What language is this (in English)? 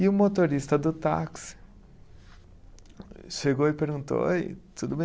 Portuguese